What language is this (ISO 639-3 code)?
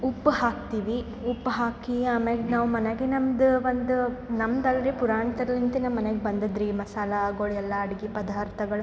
kan